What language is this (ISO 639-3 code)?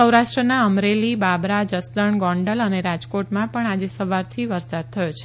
guj